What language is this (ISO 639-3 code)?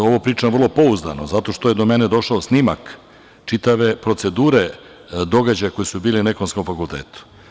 srp